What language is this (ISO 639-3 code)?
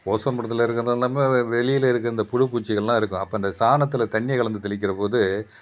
tam